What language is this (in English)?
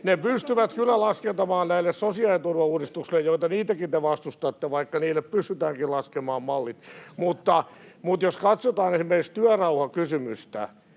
Finnish